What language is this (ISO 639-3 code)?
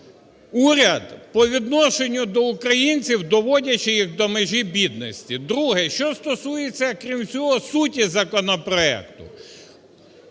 ukr